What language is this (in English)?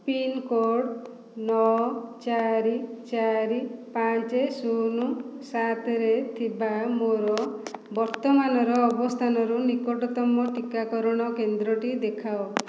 Odia